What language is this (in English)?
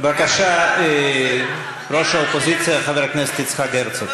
Hebrew